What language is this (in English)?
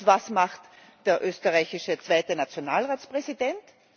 German